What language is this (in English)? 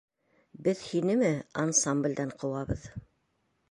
Bashkir